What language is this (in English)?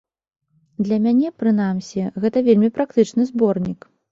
Belarusian